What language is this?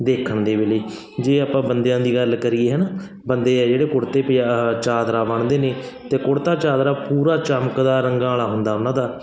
Punjabi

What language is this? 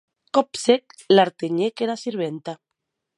Occitan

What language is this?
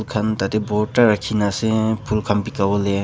Naga Pidgin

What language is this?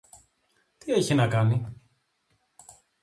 Greek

